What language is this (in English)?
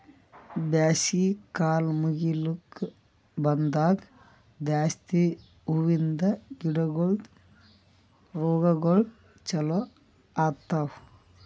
Kannada